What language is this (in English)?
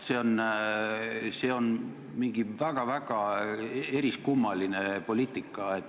Estonian